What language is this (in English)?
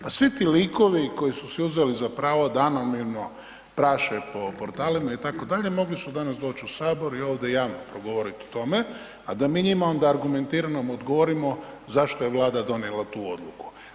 Croatian